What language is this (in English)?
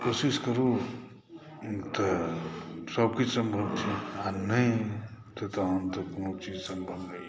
Maithili